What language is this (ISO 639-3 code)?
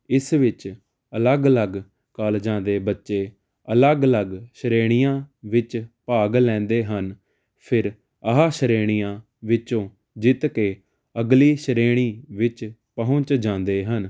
pan